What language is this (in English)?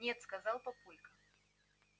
Russian